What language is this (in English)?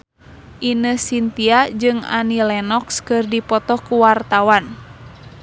Sundanese